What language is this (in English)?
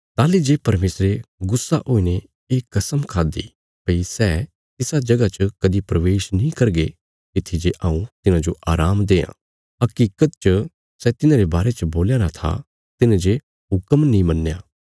Bilaspuri